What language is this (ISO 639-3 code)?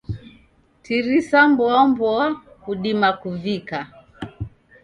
dav